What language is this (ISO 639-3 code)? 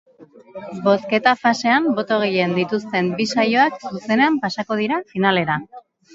eus